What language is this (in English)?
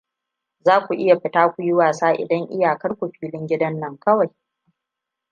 Hausa